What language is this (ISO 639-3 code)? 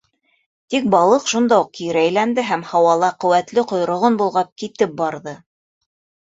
bak